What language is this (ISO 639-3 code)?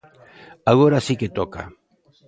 glg